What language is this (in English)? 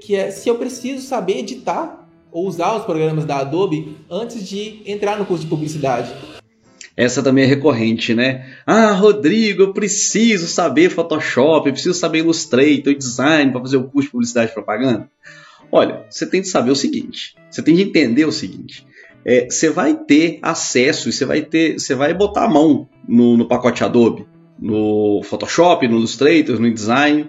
Portuguese